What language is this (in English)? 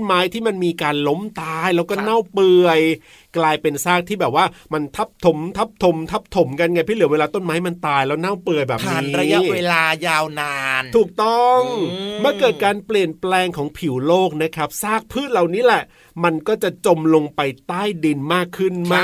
Thai